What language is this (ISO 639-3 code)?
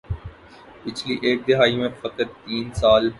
urd